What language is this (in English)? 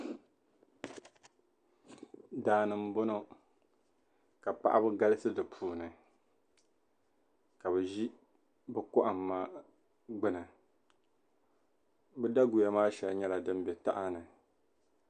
Dagbani